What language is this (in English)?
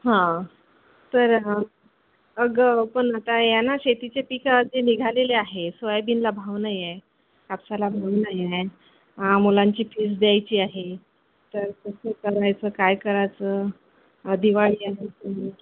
Marathi